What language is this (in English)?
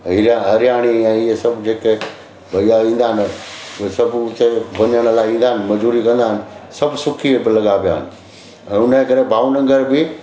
Sindhi